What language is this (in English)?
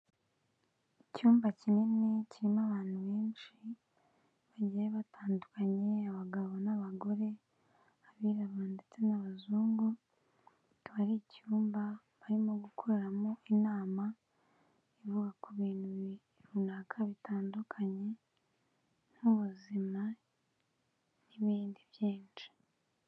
Kinyarwanda